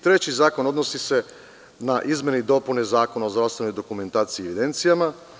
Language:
Serbian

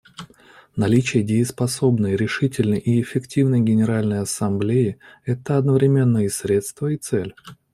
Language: Russian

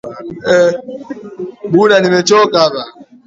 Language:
Swahili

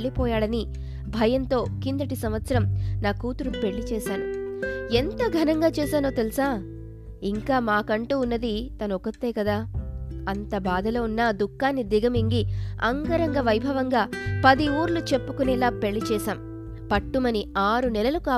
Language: Telugu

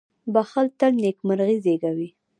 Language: Pashto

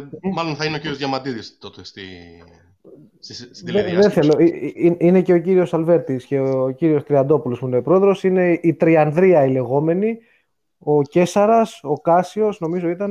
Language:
Greek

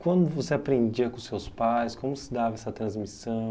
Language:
Portuguese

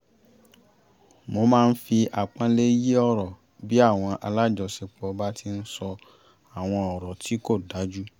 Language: Yoruba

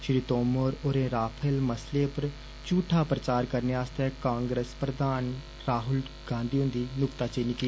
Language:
Dogri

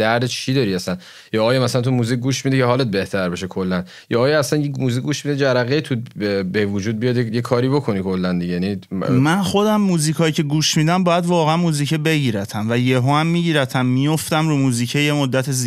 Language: Persian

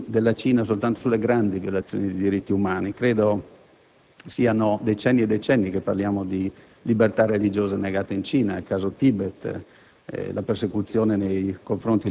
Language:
Italian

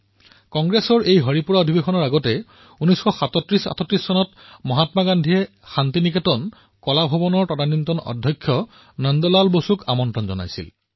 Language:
Assamese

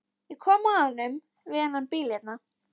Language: Icelandic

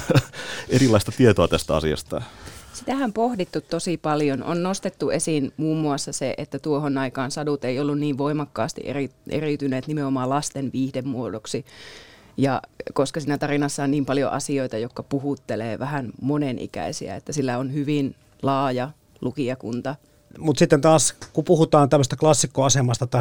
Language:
Finnish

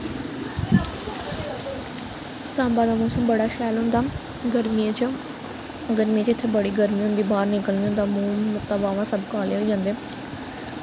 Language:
Dogri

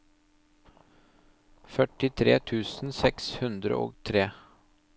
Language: Norwegian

